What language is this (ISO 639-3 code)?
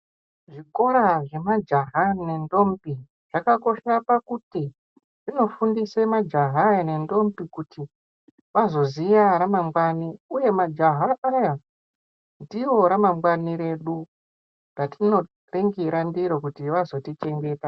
ndc